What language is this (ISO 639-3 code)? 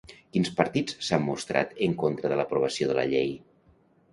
cat